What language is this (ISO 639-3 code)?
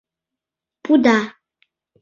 chm